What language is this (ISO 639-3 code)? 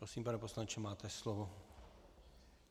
ces